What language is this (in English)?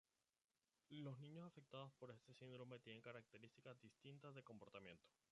Spanish